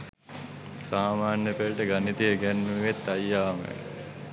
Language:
Sinhala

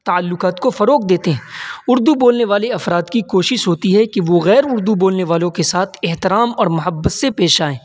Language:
Urdu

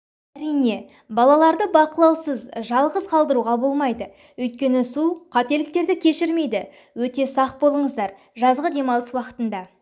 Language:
Kazakh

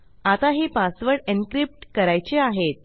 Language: Marathi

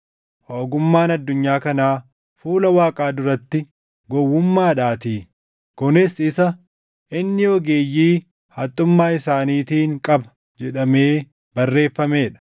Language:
Oromo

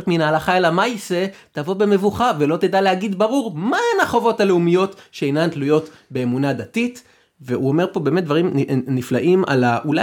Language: Hebrew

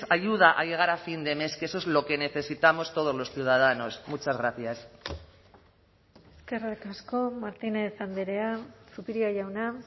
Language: Spanish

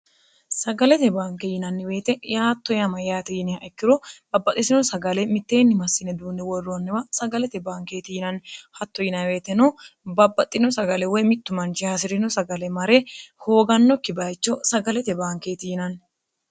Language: Sidamo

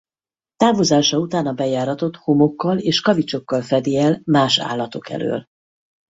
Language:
Hungarian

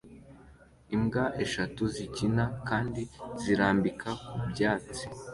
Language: Kinyarwanda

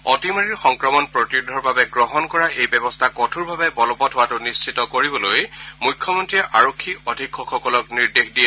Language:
Assamese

